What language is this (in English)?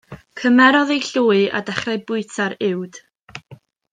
Welsh